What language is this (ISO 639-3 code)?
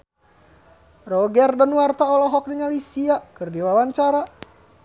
sun